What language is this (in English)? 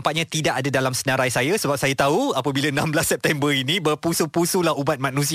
Malay